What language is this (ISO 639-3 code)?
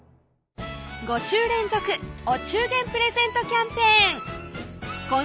jpn